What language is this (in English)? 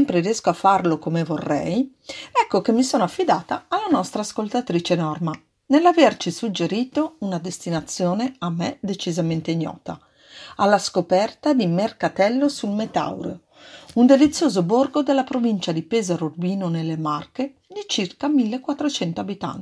Italian